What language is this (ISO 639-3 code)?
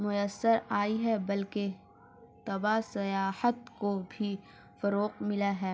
urd